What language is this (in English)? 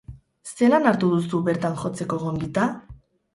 Basque